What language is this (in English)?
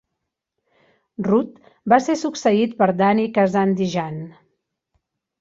Catalan